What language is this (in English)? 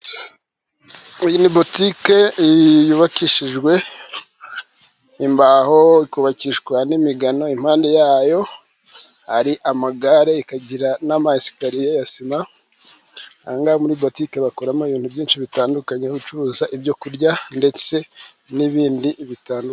Kinyarwanda